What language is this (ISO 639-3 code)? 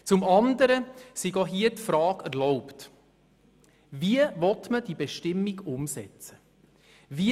gsw